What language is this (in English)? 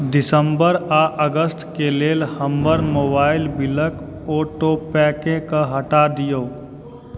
Maithili